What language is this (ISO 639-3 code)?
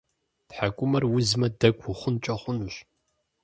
kbd